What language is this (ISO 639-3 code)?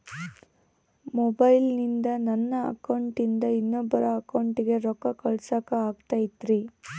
kan